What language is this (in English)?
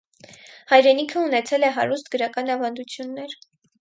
Armenian